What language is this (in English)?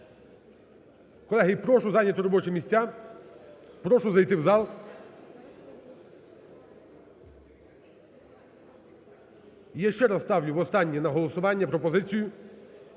Ukrainian